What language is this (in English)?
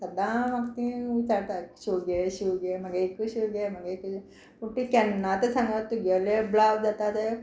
Konkani